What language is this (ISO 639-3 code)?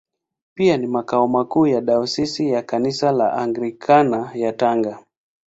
swa